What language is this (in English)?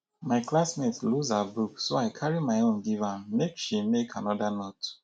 Nigerian Pidgin